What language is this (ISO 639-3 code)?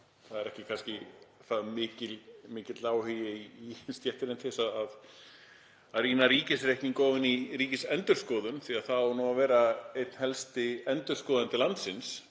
isl